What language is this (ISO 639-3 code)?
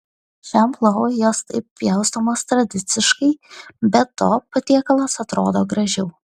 lit